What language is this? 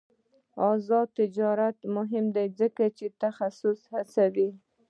Pashto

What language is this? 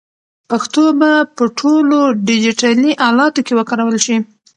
Pashto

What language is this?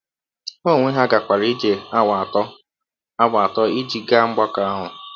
Igbo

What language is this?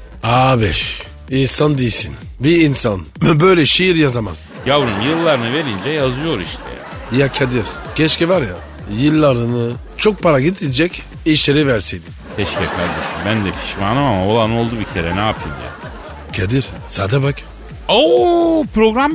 Turkish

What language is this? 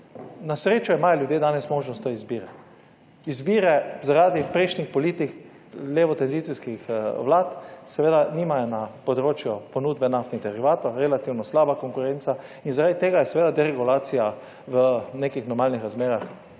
Slovenian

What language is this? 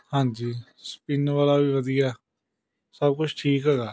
Punjabi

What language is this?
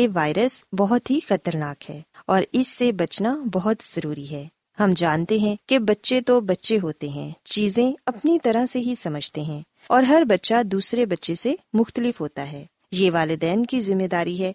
Urdu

